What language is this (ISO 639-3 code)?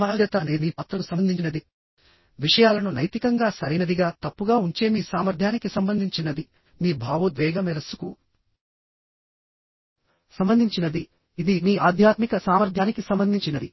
tel